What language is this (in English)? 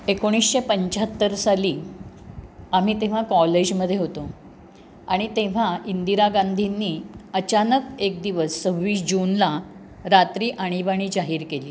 Marathi